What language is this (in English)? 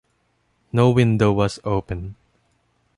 English